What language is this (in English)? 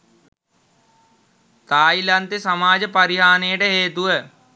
Sinhala